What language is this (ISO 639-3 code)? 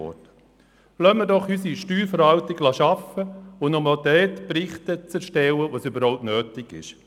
gsw